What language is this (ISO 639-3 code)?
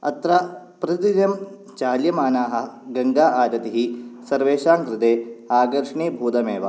san